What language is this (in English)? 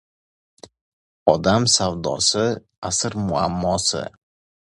Uzbek